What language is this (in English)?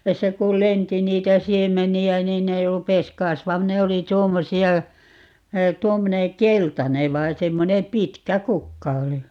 Finnish